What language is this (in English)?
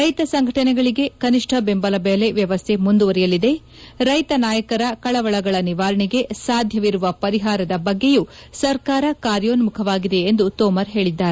Kannada